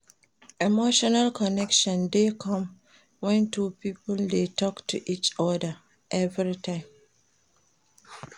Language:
Nigerian Pidgin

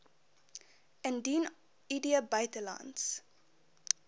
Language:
Afrikaans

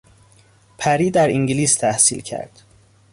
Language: Persian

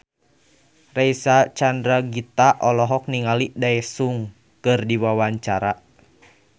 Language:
Sundanese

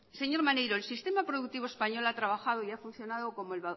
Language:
Spanish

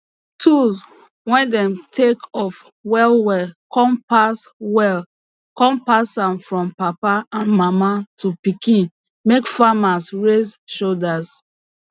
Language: Nigerian Pidgin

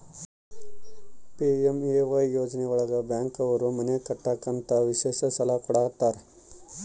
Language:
Kannada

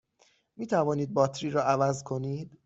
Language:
Persian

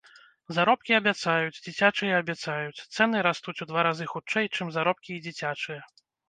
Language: Belarusian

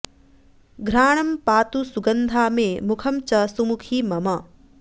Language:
Sanskrit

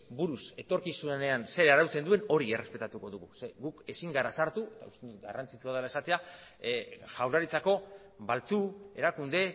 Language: Basque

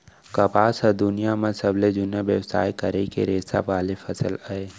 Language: Chhattisgarhi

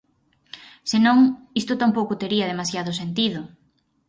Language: Galician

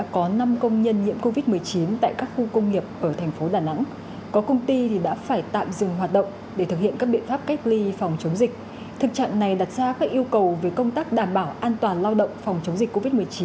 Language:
Vietnamese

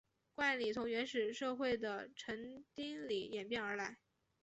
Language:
Chinese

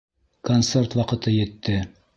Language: Bashkir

